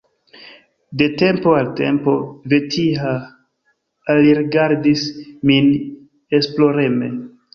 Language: Esperanto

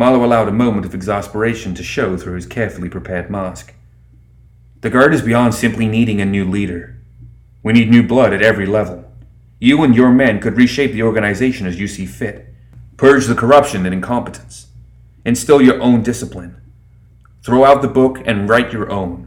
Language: English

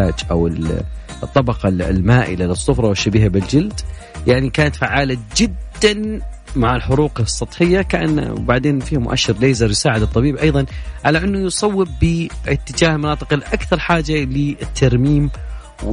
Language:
Arabic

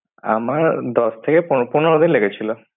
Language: Bangla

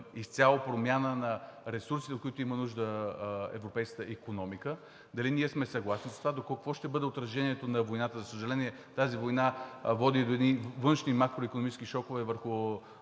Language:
Bulgarian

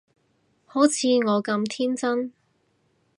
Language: Cantonese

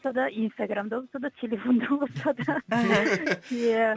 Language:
Kazakh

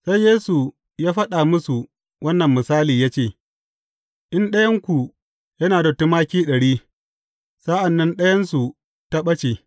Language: Hausa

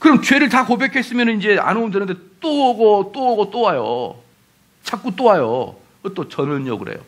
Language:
Korean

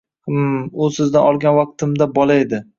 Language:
Uzbek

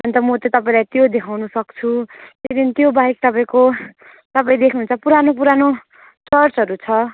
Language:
Nepali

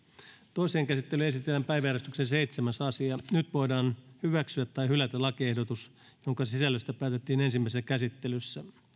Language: Finnish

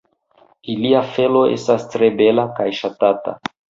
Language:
Esperanto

